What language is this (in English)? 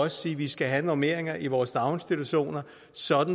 Danish